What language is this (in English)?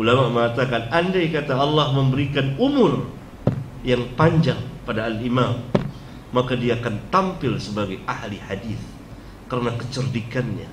Malay